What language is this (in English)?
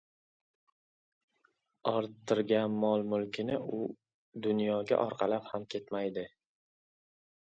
Uzbek